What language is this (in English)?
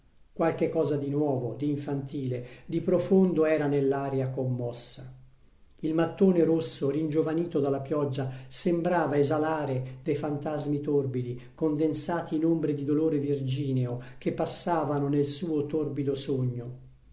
Italian